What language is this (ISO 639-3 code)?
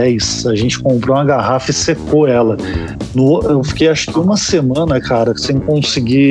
por